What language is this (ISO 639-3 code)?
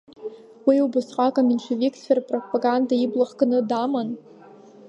abk